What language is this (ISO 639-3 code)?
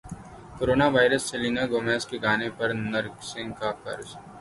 urd